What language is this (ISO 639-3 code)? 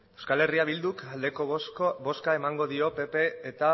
eus